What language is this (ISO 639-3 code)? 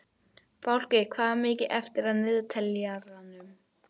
isl